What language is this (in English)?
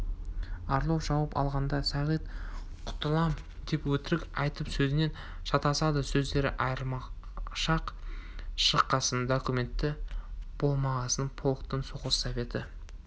Kazakh